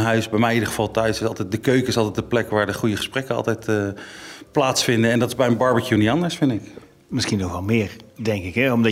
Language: Dutch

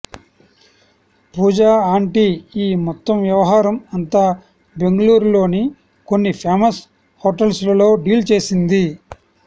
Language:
Telugu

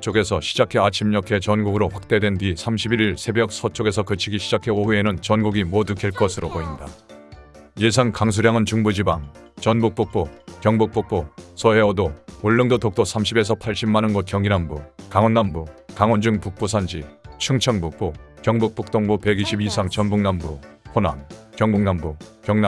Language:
Korean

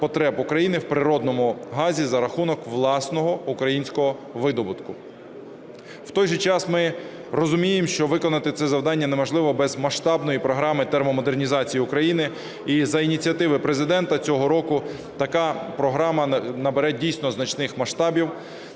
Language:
Ukrainian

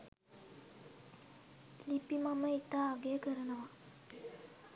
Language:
Sinhala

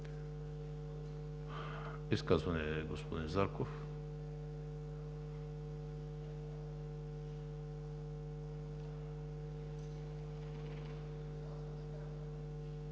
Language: Bulgarian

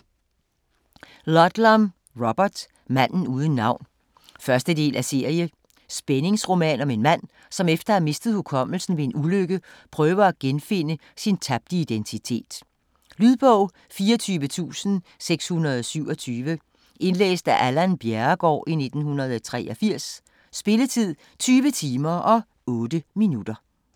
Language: Danish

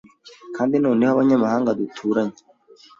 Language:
Kinyarwanda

